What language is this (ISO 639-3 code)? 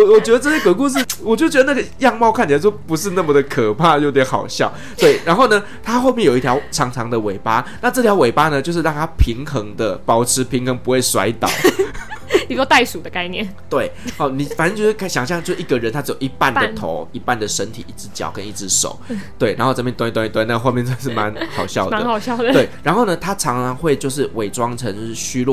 zho